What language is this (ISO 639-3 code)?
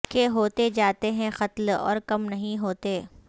urd